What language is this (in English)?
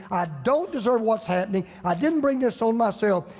English